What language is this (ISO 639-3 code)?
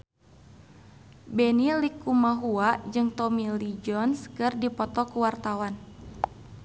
sun